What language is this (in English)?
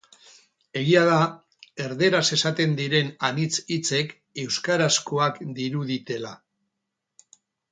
Basque